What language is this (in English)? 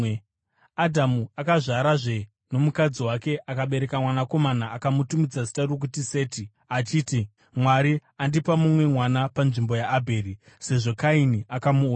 Shona